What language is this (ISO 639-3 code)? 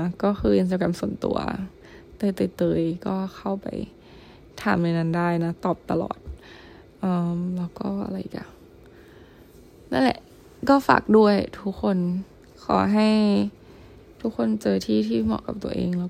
tha